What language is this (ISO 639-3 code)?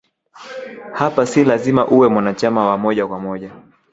swa